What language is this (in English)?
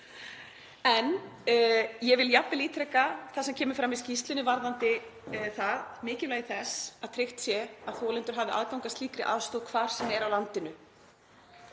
Icelandic